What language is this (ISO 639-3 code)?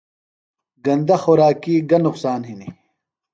phl